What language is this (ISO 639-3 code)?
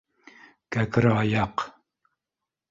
bak